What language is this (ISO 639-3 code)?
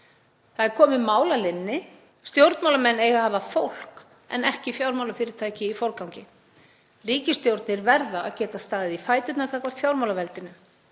isl